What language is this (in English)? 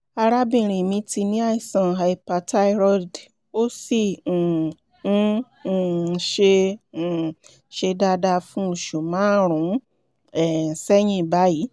Yoruba